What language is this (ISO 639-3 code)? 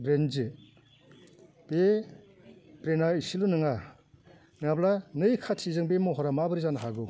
brx